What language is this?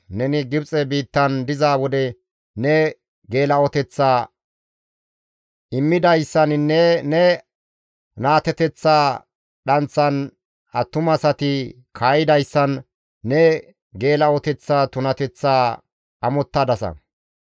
Gamo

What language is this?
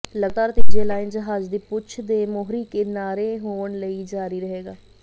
Punjabi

